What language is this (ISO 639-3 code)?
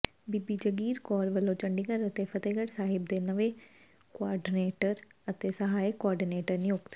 pan